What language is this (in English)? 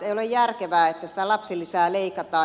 Finnish